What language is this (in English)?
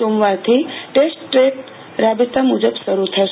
Gujarati